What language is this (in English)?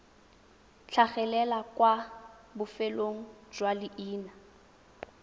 Tswana